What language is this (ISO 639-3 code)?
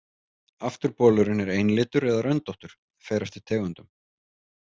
isl